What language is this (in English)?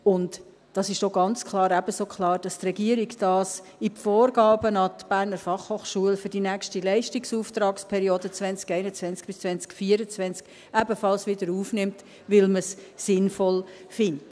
Swiss German